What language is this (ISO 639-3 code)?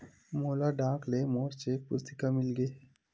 hne